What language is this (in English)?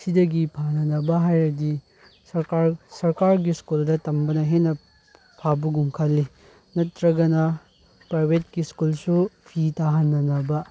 Manipuri